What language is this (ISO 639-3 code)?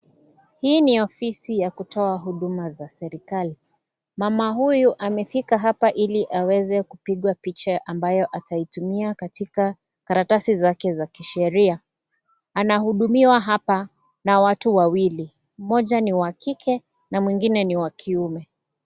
swa